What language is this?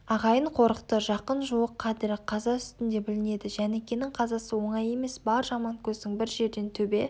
Kazakh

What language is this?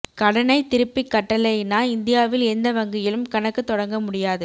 Tamil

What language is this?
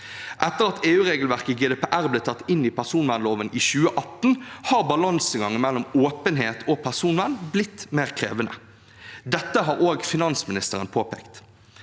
Norwegian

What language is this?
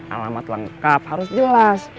Indonesian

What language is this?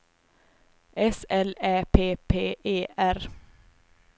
Swedish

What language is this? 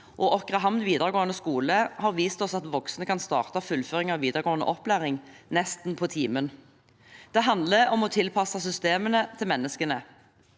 Norwegian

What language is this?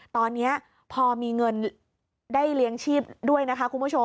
Thai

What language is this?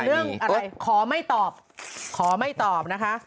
Thai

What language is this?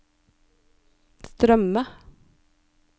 Norwegian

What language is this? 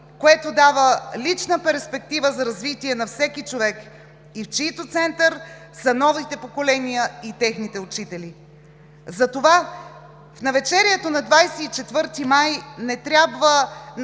Bulgarian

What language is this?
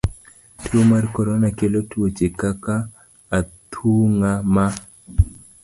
Luo (Kenya and Tanzania)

